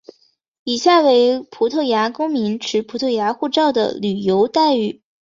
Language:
Chinese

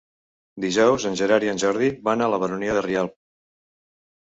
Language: Catalan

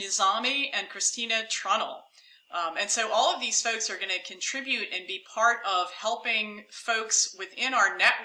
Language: English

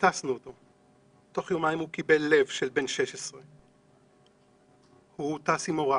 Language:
Hebrew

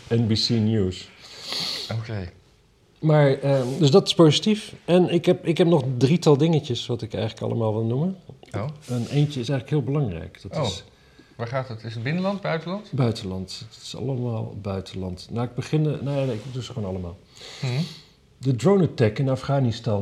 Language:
Dutch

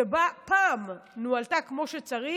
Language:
Hebrew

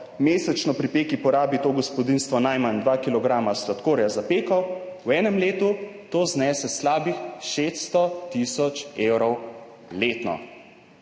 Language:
Slovenian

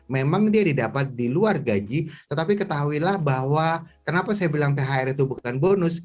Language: Indonesian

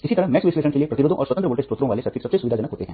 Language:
Hindi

